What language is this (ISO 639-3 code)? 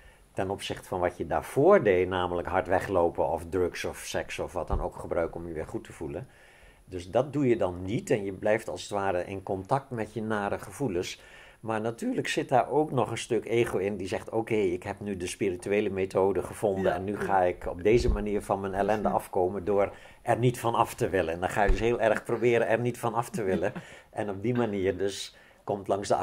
nld